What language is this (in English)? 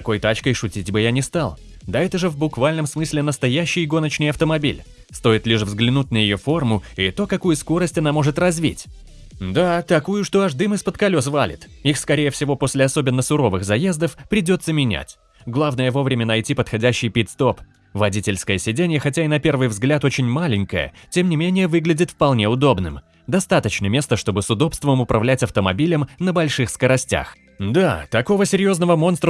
Russian